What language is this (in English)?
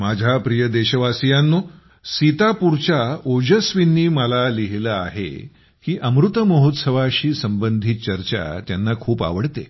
Marathi